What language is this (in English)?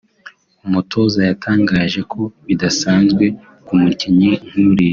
Kinyarwanda